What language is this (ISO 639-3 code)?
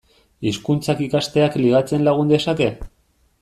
eus